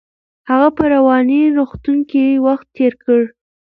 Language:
Pashto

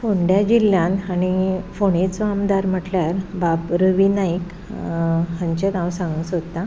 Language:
Konkani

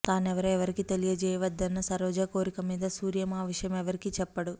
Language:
Telugu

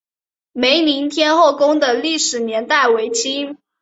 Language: Chinese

